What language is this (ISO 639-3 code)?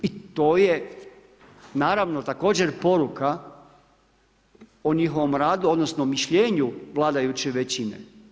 hrv